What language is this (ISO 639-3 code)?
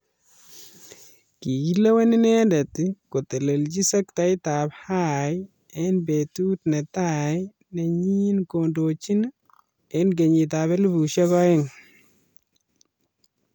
kln